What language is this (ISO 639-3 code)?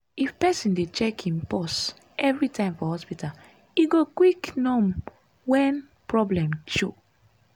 pcm